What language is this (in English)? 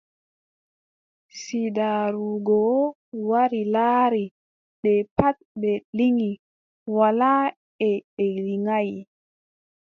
Adamawa Fulfulde